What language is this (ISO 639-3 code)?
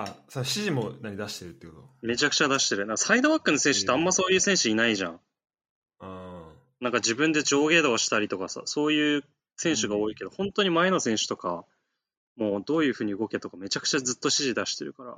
jpn